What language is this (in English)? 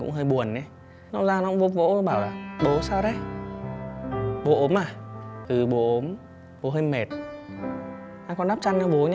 Vietnamese